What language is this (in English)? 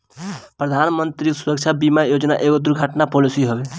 Bhojpuri